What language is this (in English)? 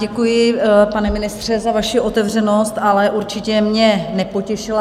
Czech